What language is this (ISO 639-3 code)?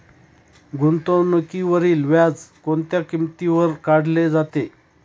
mar